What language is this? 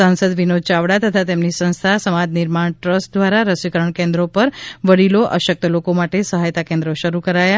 Gujarati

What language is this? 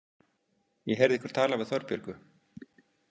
Icelandic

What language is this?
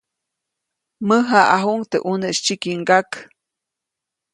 Copainalá Zoque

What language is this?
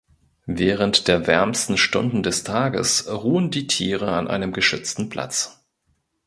German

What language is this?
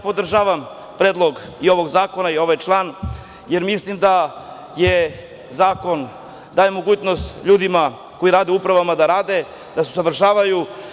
Serbian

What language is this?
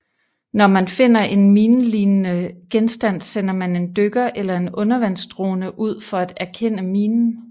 Danish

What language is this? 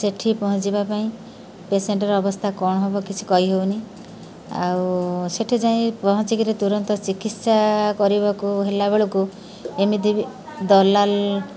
Odia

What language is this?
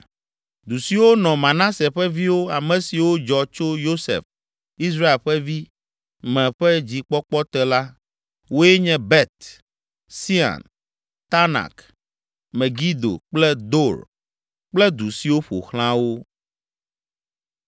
Ewe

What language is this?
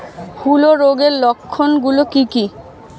Bangla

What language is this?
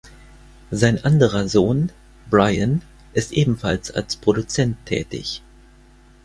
German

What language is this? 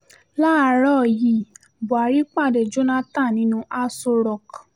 Yoruba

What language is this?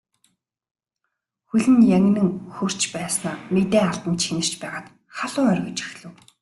Mongolian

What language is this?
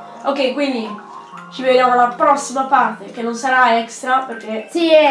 Italian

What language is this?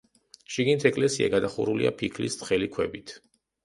Georgian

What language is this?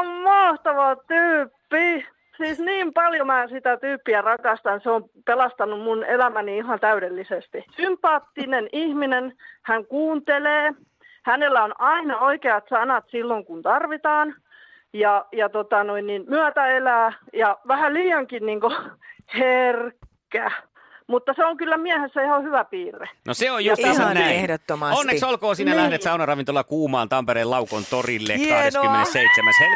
Finnish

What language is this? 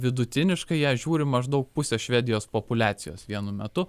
Lithuanian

